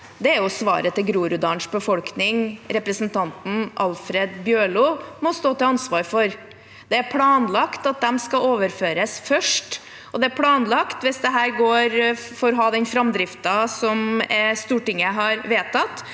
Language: Norwegian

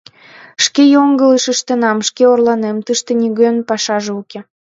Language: Mari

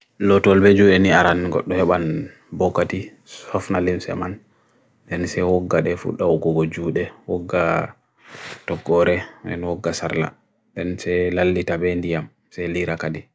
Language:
Bagirmi Fulfulde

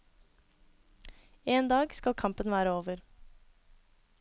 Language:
Norwegian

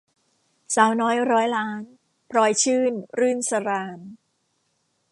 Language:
Thai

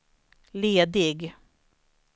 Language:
Swedish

